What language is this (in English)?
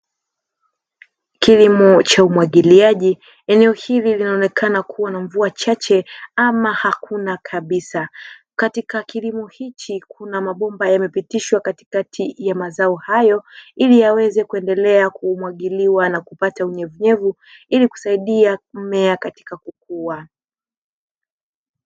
Swahili